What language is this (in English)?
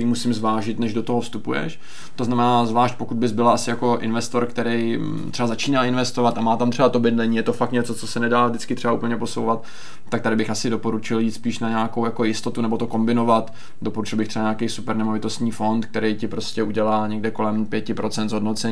Czech